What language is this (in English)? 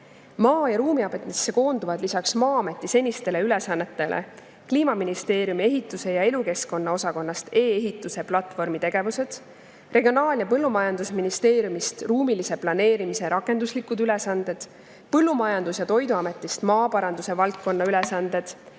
Estonian